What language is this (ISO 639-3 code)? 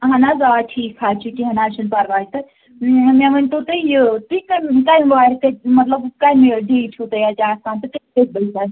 kas